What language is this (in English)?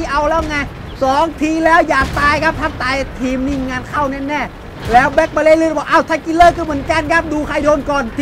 Thai